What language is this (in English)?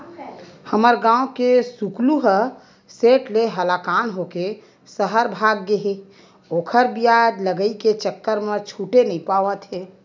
Chhattisgarhi